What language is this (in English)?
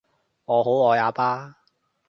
Cantonese